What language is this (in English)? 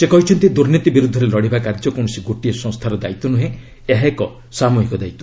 Odia